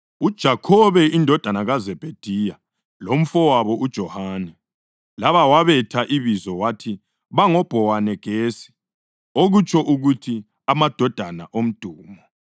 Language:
North Ndebele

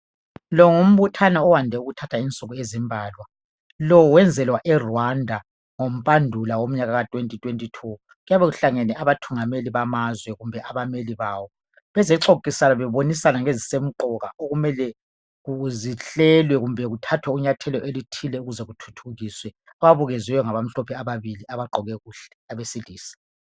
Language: North Ndebele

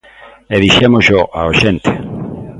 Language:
Galician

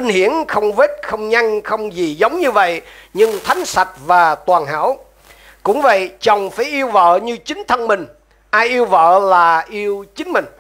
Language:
Vietnamese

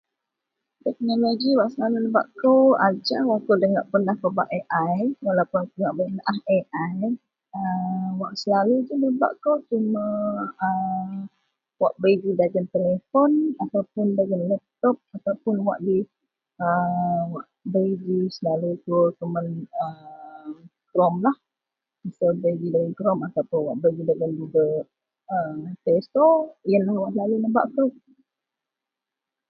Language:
Central Melanau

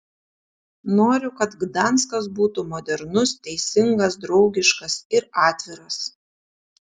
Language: Lithuanian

